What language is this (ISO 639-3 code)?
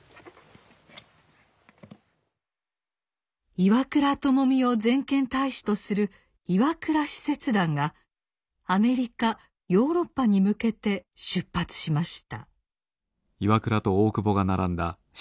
jpn